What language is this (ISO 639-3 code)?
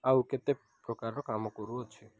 ori